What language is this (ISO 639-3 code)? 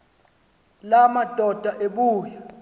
xho